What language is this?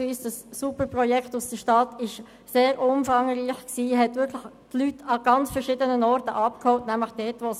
Swiss German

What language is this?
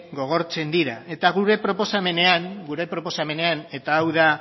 Basque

